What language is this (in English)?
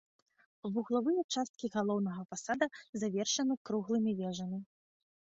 Belarusian